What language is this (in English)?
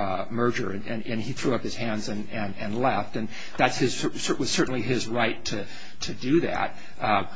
English